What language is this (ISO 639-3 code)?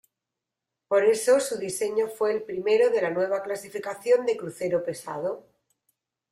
spa